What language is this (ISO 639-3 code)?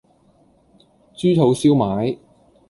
yue